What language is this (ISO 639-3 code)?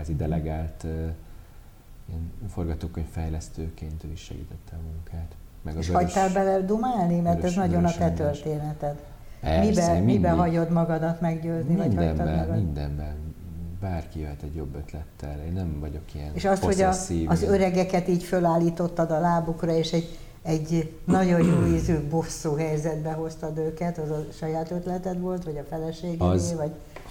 hun